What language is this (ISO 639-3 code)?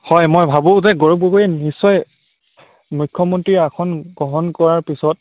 asm